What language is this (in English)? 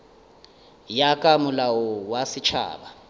Northern Sotho